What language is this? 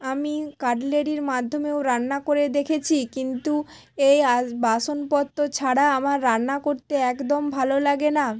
Bangla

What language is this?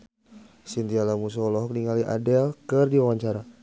Sundanese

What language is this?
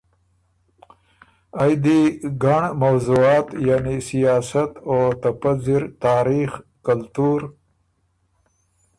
Ormuri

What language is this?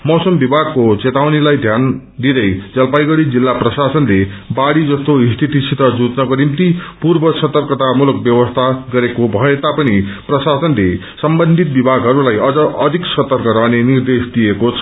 Nepali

